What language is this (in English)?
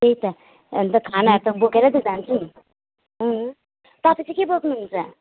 Nepali